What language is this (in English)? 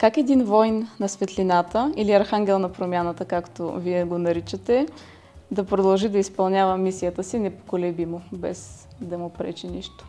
Bulgarian